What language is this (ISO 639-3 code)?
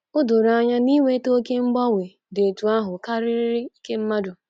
ibo